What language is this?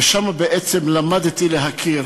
Hebrew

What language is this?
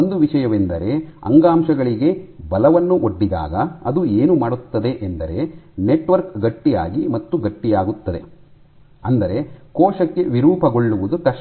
Kannada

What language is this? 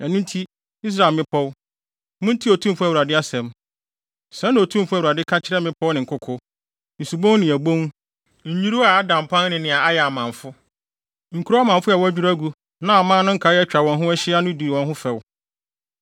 Akan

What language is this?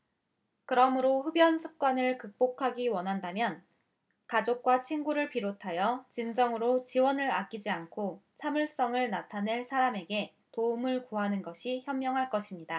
Korean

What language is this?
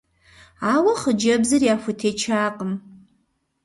Kabardian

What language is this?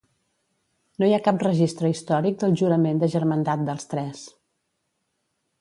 Catalan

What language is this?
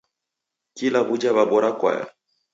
Taita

